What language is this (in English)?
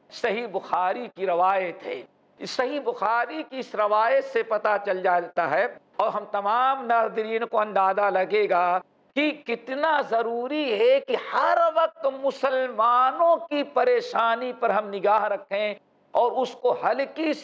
Arabic